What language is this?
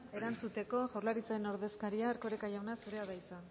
Basque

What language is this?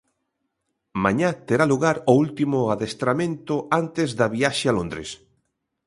Galician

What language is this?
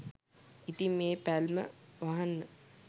Sinhala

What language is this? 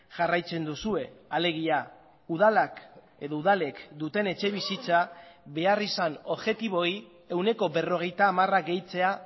Basque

